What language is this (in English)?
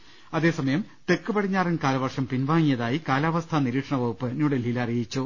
Malayalam